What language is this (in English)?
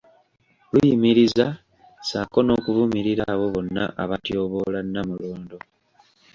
Ganda